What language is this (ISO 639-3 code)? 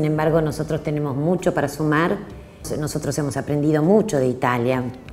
spa